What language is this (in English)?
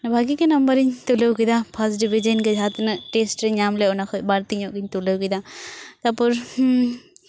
Santali